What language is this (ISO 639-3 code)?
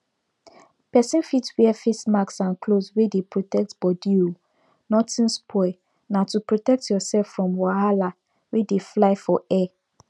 pcm